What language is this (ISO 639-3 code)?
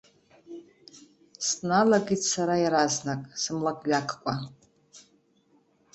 abk